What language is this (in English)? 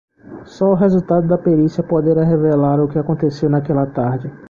Portuguese